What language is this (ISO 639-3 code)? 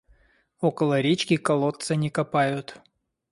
rus